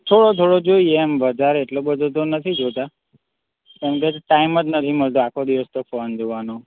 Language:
Gujarati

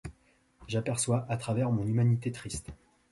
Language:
French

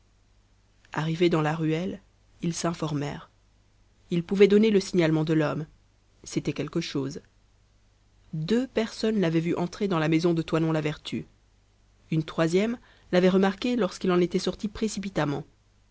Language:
French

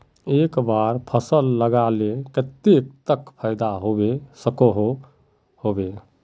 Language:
Magahi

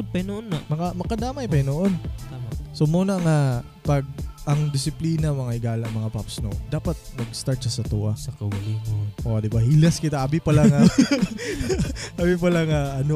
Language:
Filipino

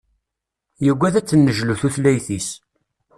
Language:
Kabyle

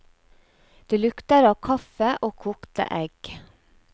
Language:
Norwegian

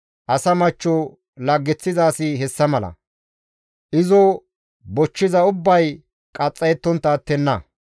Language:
Gamo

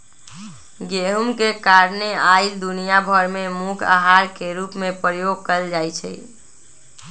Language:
Magahi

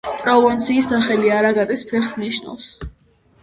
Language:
Georgian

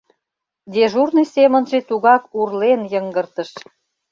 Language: Mari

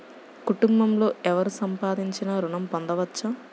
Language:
Telugu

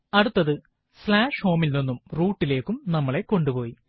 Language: Malayalam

